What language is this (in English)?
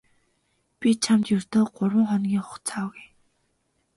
Mongolian